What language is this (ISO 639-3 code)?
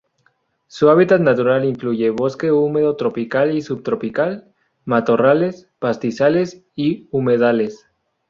spa